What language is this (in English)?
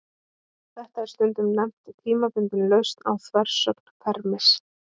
Icelandic